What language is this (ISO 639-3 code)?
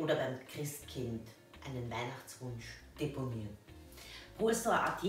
deu